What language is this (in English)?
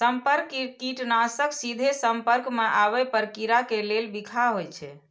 Maithili